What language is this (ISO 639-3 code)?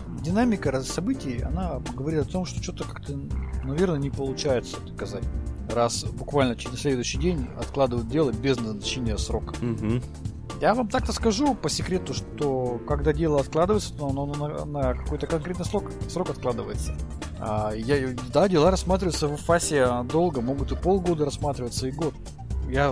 rus